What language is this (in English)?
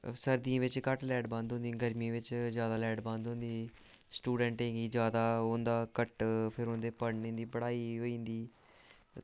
Dogri